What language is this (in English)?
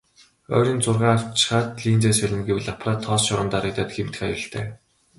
Mongolian